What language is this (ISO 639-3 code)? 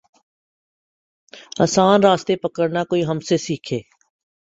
urd